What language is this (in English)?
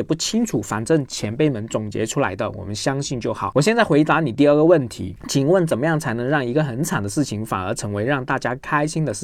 Chinese